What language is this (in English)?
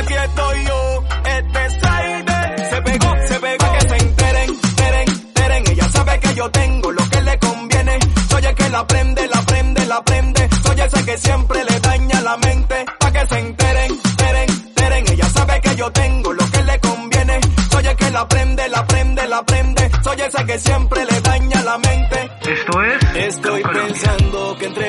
Spanish